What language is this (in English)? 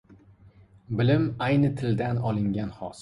Uzbek